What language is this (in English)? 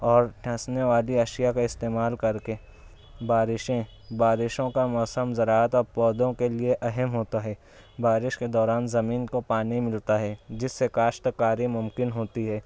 Urdu